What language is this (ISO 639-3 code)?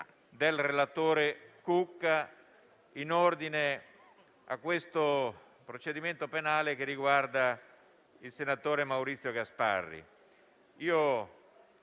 ita